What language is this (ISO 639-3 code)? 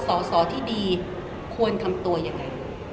tha